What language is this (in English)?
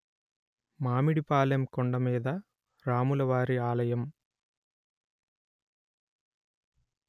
Telugu